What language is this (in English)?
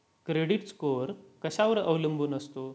Marathi